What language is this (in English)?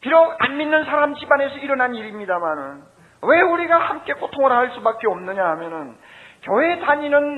Korean